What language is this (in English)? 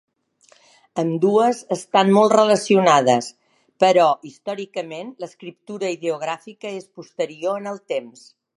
Catalan